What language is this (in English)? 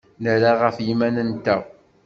Kabyle